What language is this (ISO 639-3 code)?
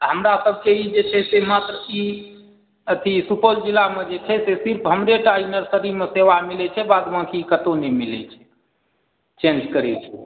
mai